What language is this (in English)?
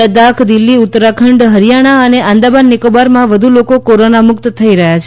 Gujarati